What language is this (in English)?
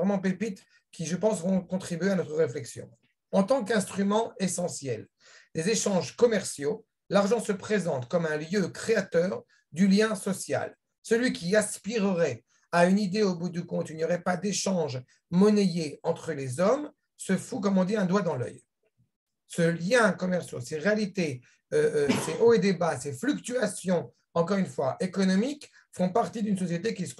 French